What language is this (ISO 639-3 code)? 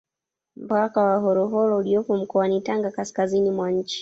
swa